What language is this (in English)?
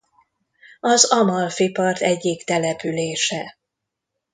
Hungarian